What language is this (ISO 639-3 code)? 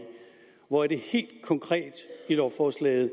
dan